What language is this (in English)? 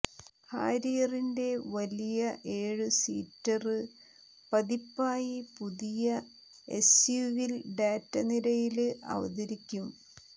Malayalam